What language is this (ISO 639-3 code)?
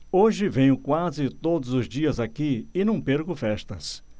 por